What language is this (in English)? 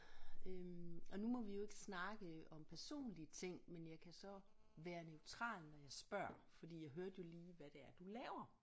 Danish